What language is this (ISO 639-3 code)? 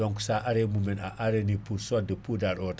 ful